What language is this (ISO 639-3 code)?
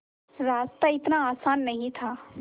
hin